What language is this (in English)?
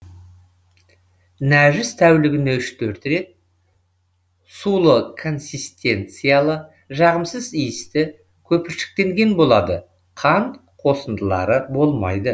Kazakh